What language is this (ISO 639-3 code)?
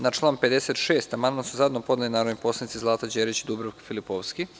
srp